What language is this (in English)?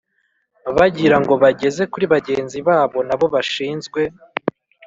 Kinyarwanda